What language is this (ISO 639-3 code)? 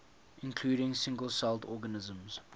eng